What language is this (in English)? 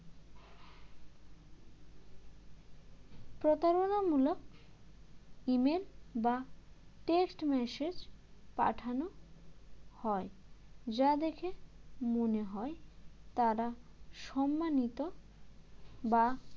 Bangla